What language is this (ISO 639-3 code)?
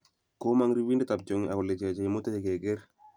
kln